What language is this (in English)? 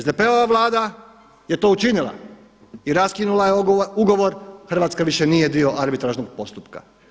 Croatian